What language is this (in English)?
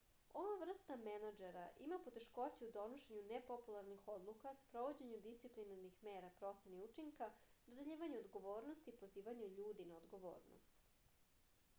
Serbian